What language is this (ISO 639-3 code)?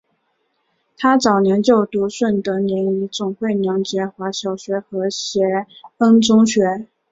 zho